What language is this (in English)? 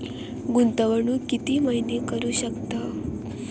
Marathi